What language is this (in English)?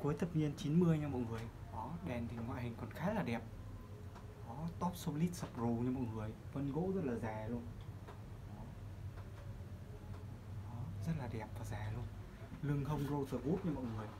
Vietnamese